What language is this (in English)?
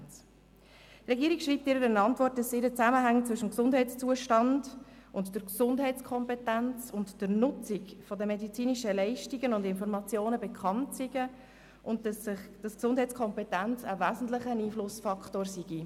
Swiss German